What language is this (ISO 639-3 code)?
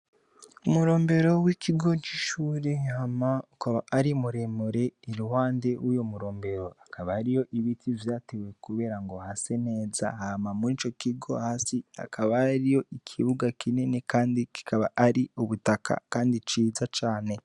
run